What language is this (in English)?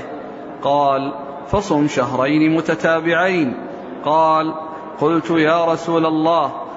Arabic